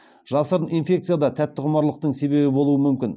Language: Kazakh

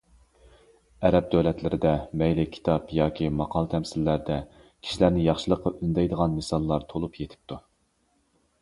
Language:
Uyghur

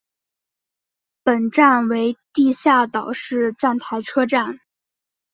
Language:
Chinese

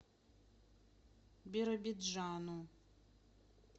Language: Russian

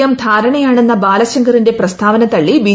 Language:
Malayalam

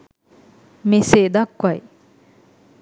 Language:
Sinhala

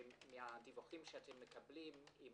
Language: Hebrew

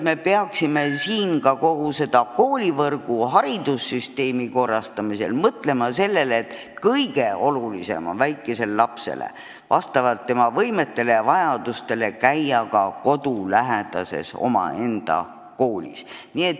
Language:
Estonian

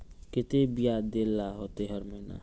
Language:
Magahi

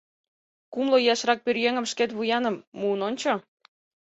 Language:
Mari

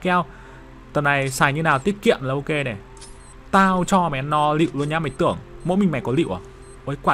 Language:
Vietnamese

